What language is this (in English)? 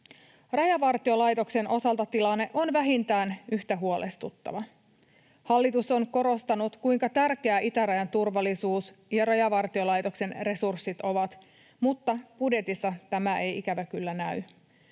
Finnish